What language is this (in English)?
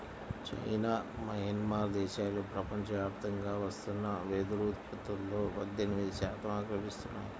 Telugu